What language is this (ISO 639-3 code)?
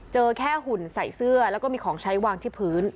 tha